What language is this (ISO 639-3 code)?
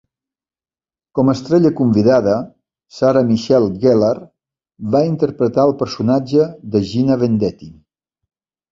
cat